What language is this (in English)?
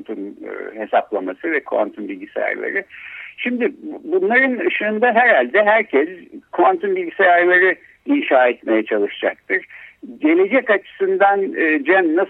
Turkish